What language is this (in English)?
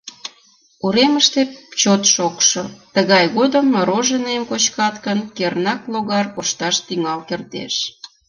Mari